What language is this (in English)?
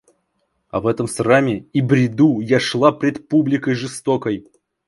Russian